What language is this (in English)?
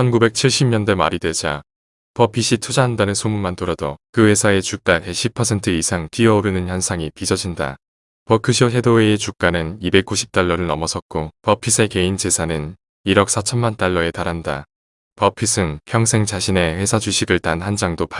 Korean